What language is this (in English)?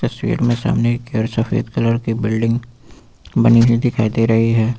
Hindi